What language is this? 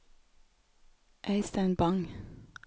Norwegian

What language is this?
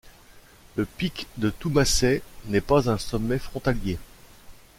French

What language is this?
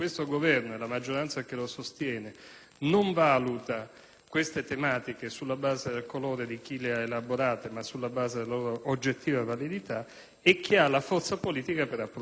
Italian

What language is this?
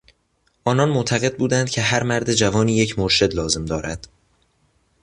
Persian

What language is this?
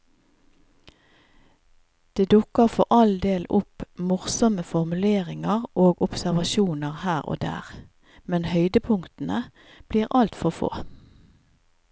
Norwegian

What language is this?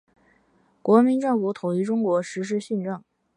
Chinese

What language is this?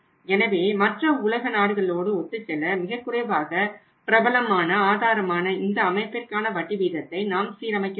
Tamil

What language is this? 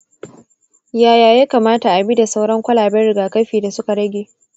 Hausa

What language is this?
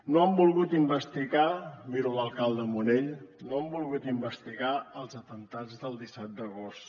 Catalan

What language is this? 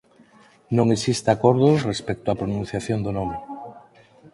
Galician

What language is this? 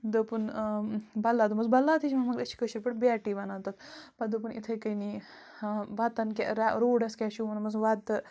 Kashmiri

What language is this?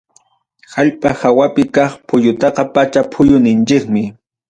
Ayacucho Quechua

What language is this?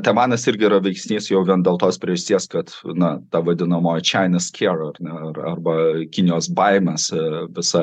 Lithuanian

